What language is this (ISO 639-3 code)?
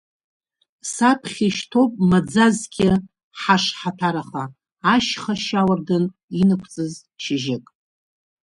abk